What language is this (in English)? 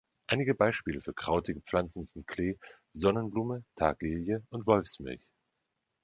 German